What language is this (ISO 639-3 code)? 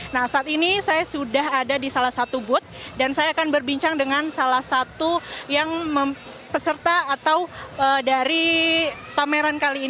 ind